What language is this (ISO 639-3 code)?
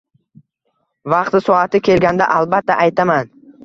uzb